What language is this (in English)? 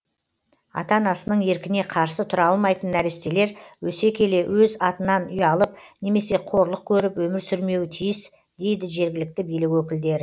Kazakh